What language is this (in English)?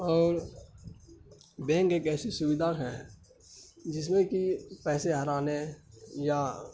Urdu